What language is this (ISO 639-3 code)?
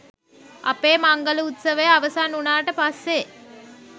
sin